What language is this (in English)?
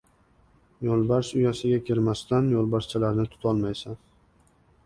Uzbek